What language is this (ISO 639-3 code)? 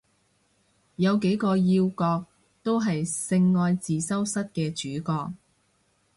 yue